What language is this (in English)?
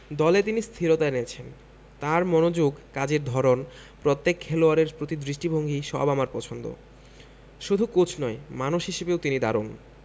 Bangla